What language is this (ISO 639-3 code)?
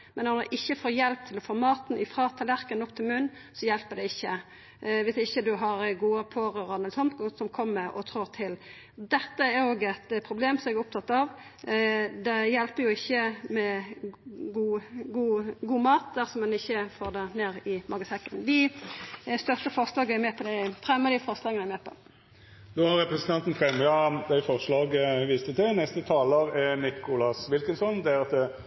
nor